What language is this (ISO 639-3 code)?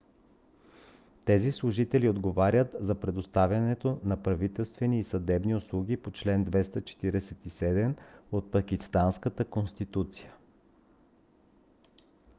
bul